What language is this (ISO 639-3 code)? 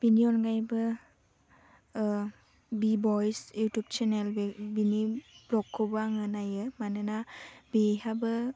brx